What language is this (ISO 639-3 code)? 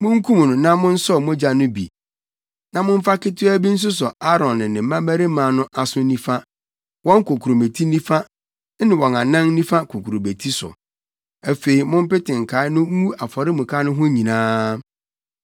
aka